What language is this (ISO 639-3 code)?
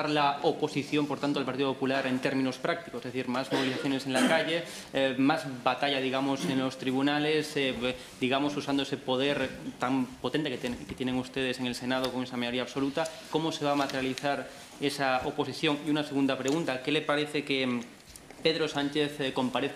spa